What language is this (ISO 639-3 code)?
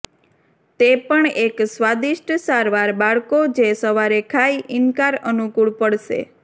guj